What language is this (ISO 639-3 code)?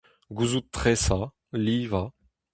bre